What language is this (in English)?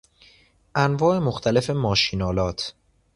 Persian